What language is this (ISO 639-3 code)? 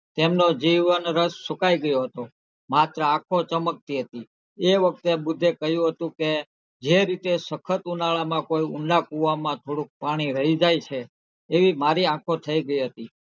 guj